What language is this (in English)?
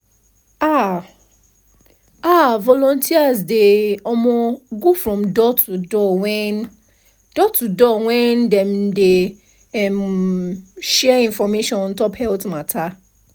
Nigerian Pidgin